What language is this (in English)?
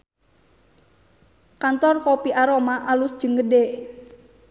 Sundanese